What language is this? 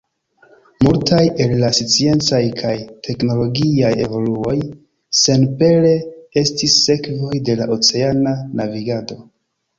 Esperanto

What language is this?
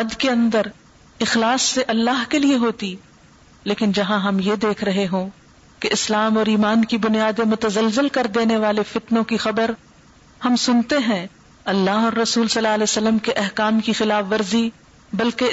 Urdu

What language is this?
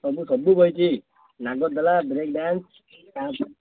Odia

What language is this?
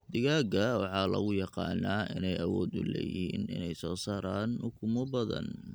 Somali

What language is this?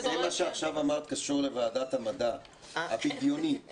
Hebrew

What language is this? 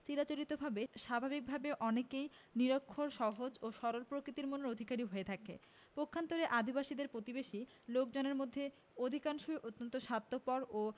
Bangla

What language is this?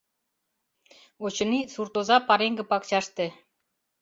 Mari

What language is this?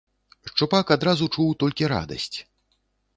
Belarusian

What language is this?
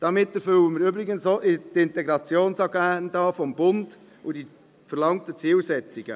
Swiss German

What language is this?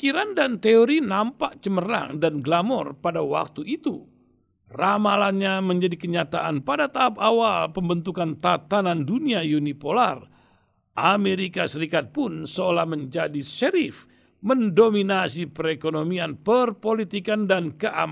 Indonesian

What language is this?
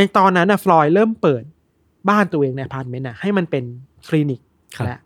Thai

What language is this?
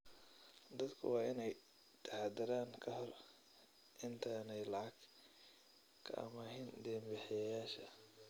Somali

